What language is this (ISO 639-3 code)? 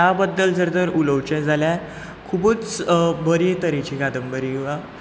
kok